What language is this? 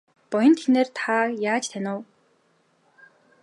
Mongolian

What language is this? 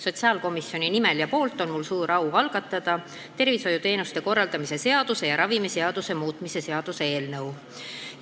Estonian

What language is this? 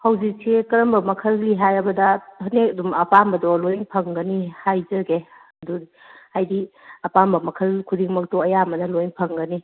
Manipuri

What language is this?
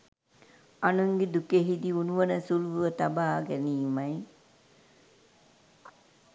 Sinhala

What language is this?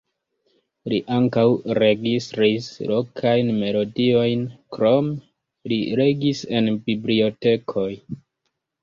Esperanto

